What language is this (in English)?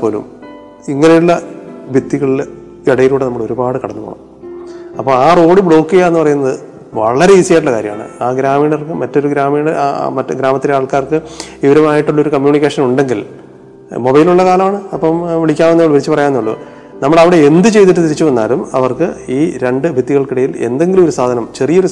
Malayalam